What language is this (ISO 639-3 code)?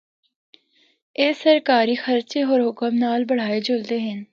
hno